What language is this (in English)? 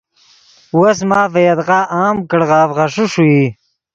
Yidgha